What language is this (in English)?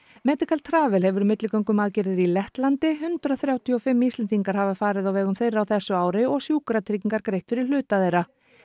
Icelandic